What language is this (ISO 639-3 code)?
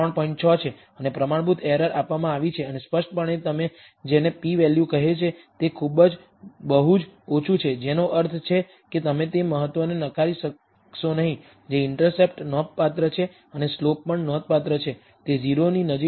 guj